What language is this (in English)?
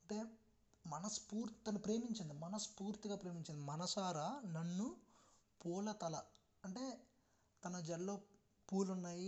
Telugu